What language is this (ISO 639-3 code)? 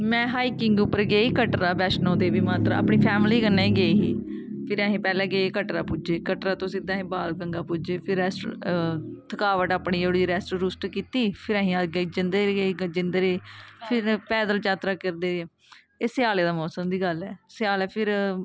doi